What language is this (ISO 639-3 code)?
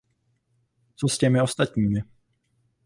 ces